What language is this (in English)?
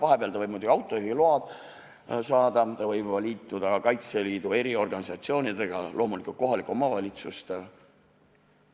Estonian